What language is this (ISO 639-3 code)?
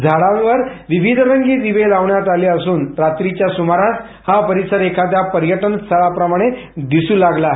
mar